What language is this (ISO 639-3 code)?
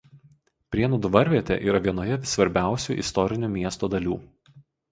lit